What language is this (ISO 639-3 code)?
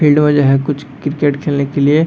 hin